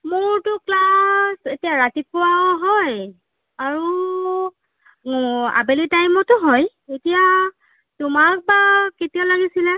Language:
Assamese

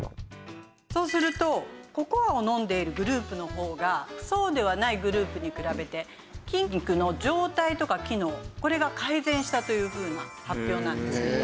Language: Japanese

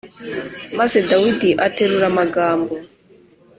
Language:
Kinyarwanda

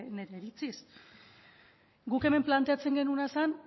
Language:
Basque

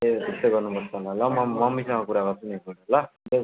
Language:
Nepali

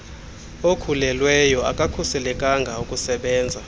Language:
Xhosa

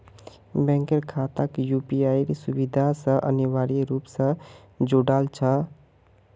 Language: Magahi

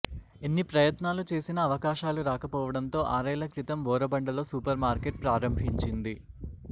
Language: Telugu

